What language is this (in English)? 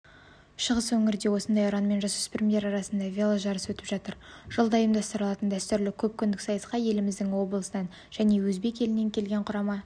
Kazakh